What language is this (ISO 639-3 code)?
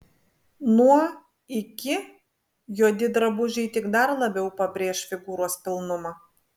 lit